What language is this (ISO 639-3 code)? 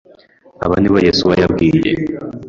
kin